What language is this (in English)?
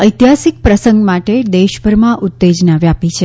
Gujarati